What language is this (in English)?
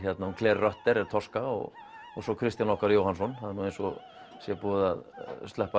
Icelandic